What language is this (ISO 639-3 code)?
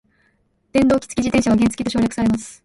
jpn